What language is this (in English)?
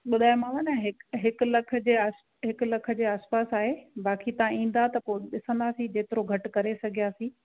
Sindhi